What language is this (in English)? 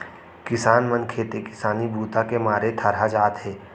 Chhattisgarhi